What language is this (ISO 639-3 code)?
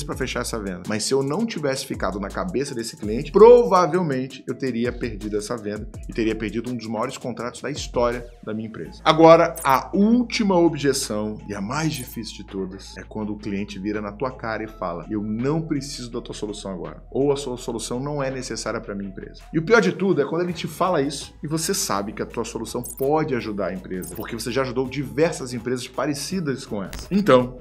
por